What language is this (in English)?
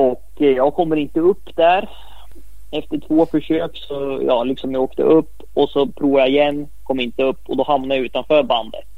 Swedish